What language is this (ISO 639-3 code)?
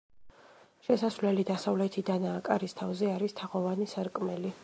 kat